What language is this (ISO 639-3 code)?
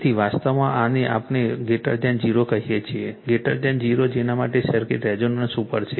guj